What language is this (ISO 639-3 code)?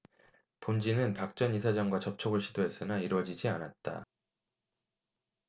kor